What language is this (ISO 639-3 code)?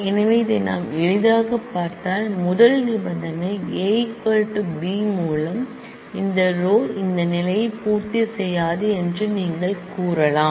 tam